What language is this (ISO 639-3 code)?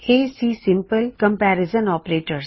pan